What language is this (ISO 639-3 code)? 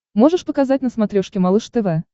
rus